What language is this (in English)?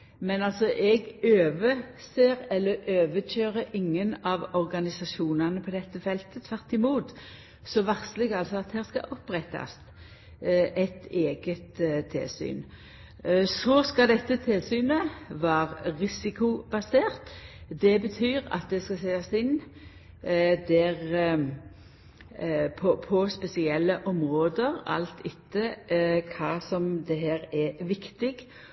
Norwegian Nynorsk